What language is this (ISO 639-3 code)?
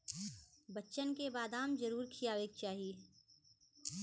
bho